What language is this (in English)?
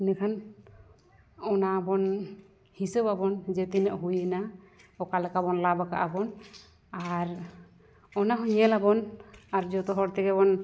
Santali